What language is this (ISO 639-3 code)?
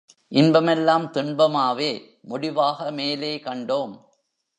tam